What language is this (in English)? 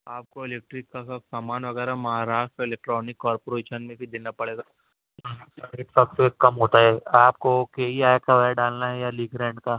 Urdu